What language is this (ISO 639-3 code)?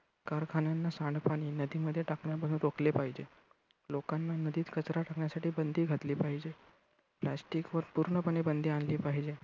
mar